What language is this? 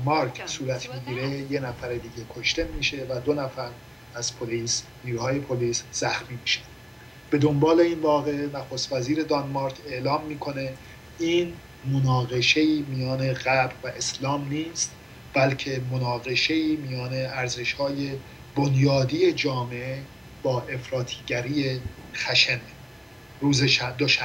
Persian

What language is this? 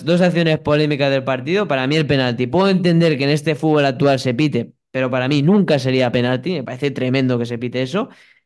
Spanish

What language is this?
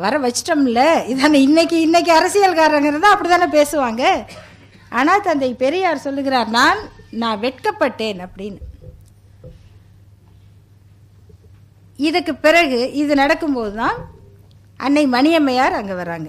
Tamil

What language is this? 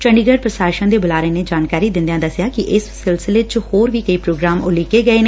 Punjabi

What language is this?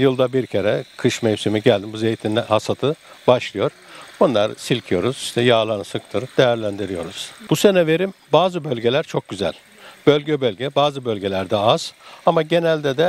Turkish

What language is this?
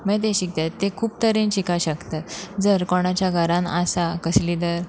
Konkani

